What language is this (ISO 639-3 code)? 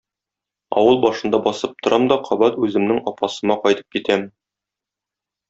tat